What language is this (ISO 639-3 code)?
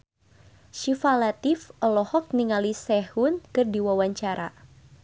sun